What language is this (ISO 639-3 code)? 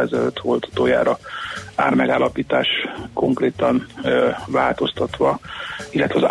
hun